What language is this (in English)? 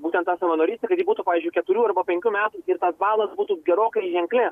Lithuanian